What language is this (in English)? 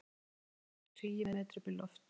Icelandic